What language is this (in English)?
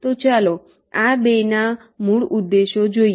Gujarati